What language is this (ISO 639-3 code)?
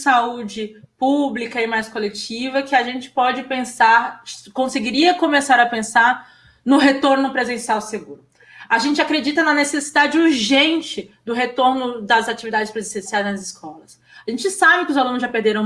por